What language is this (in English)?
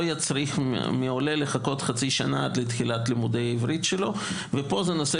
Hebrew